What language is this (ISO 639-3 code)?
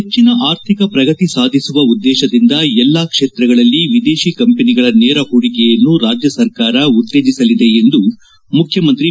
kan